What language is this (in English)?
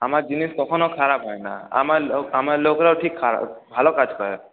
Bangla